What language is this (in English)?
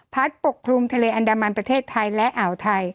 Thai